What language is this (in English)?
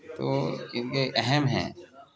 Urdu